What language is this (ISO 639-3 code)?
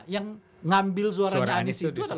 ind